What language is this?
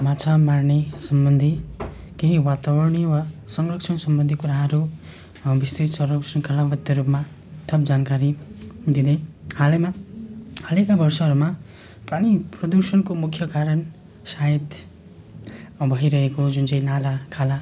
Nepali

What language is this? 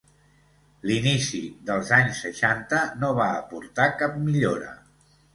Catalan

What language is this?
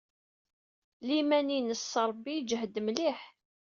Kabyle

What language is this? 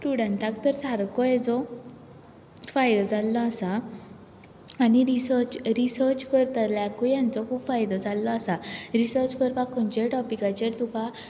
Konkani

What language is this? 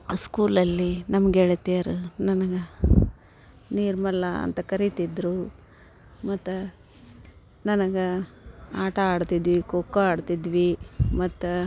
Kannada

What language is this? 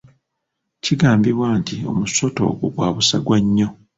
Ganda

